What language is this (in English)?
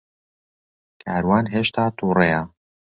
Central Kurdish